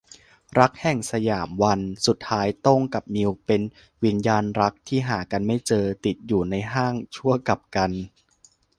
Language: Thai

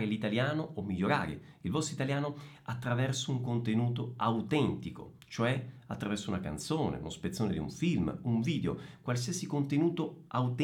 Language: Italian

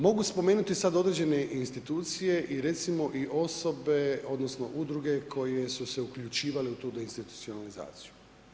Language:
Croatian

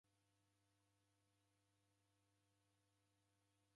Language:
Taita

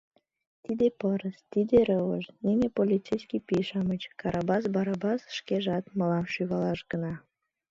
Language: Mari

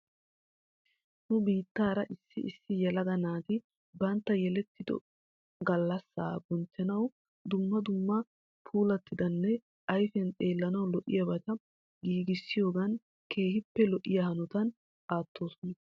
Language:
Wolaytta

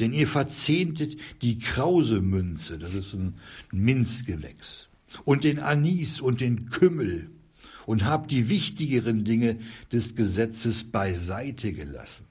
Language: German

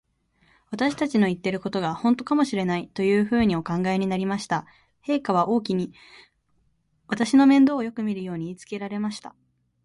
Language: Japanese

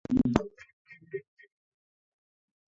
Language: Kalenjin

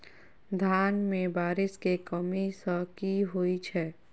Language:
Maithili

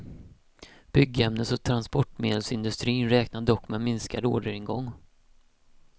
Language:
Swedish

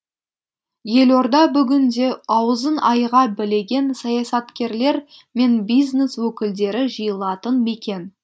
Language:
Kazakh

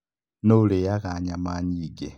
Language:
Kikuyu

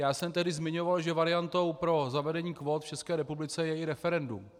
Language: Czech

